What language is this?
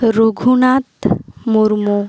Santali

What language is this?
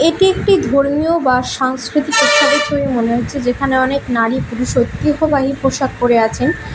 Bangla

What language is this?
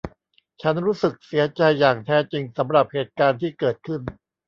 Thai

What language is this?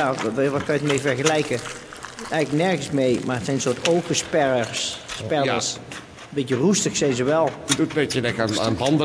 Dutch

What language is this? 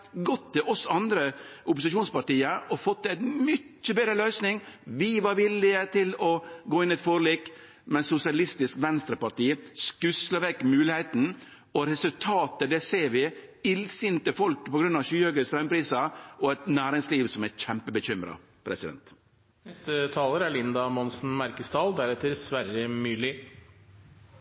Norwegian Nynorsk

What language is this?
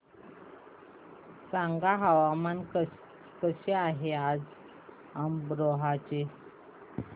Marathi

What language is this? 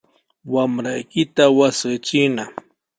Sihuas Ancash Quechua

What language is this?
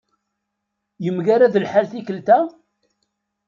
Kabyle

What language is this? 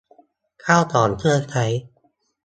Thai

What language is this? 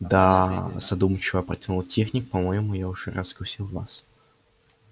Russian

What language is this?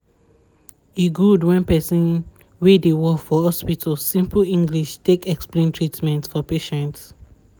Nigerian Pidgin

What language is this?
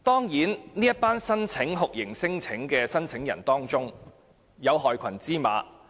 Cantonese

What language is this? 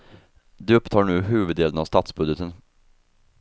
Swedish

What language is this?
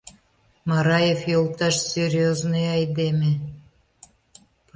Mari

